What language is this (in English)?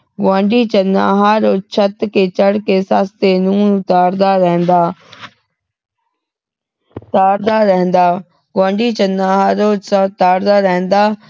Punjabi